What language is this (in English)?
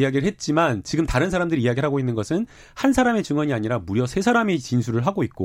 Korean